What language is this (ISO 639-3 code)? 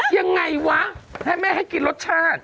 tha